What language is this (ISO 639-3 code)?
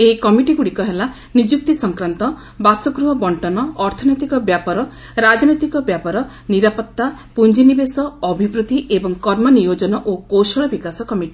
ori